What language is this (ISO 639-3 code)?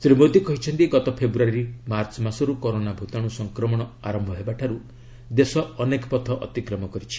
ori